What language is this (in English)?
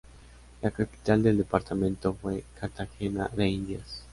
Spanish